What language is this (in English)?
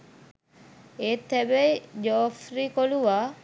Sinhala